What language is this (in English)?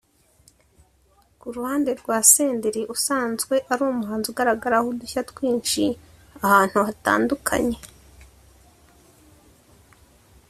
Kinyarwanda